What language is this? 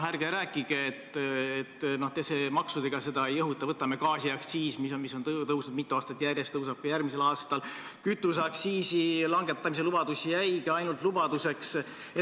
Estonian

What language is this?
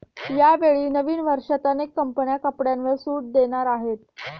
Marathi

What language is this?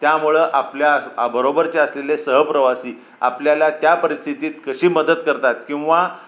Marathi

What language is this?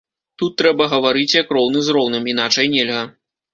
Belarusian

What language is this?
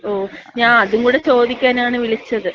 Malayalam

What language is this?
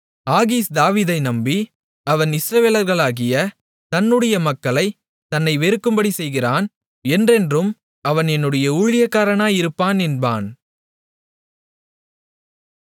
Tamil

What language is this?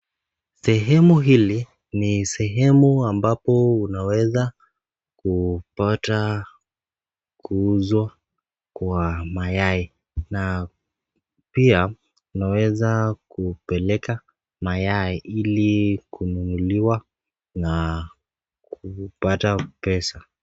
Swahili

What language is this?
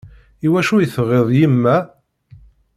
Kabyle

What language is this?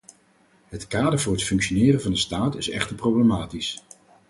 Dutch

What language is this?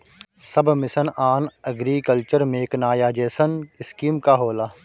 Bhojpuri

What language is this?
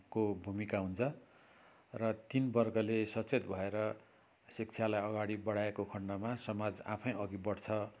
Nepali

